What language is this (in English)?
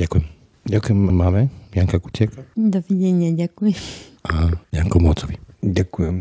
Slovak